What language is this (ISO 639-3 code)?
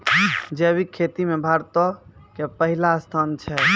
mai